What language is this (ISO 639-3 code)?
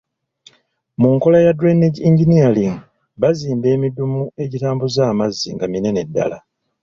lug